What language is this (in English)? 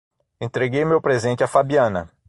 Portuguese